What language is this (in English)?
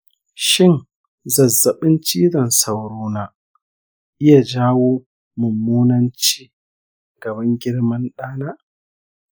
Hausa